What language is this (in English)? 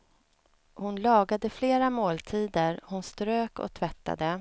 Swedish